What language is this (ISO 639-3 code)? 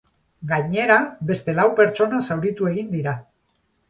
eus